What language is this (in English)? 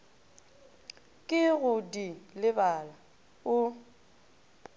Northern Sotho